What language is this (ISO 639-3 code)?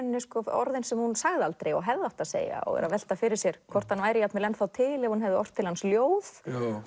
isl